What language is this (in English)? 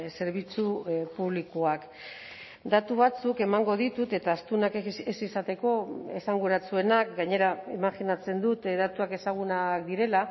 Basque